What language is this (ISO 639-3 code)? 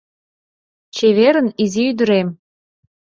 chm